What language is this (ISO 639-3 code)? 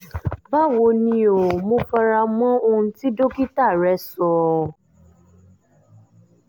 yor